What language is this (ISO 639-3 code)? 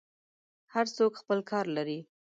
pus